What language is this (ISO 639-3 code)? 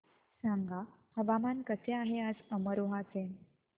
mar